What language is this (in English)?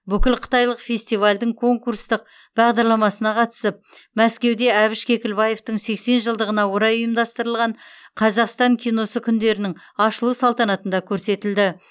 Kazakh